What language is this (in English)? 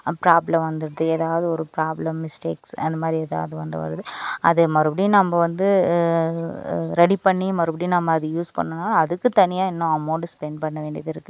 Tamil